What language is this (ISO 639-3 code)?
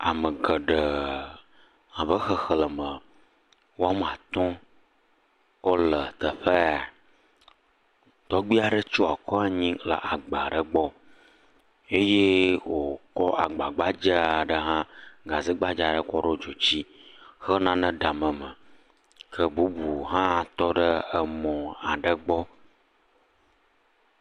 ewe